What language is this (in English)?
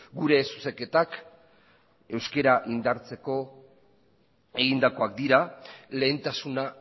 Basque